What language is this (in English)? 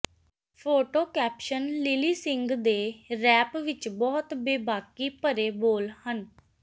Punjabi